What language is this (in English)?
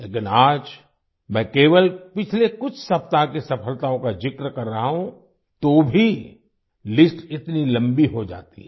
Hindi